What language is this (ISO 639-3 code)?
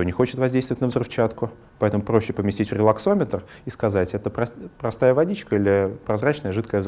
rus